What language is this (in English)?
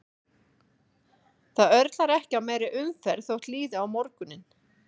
Icelandic